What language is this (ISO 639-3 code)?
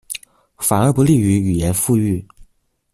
zho